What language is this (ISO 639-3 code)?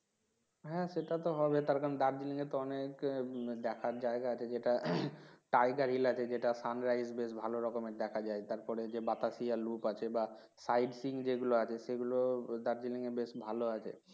ben